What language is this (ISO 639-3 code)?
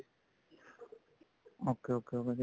pan